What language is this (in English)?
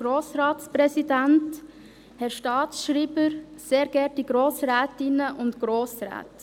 Swiss German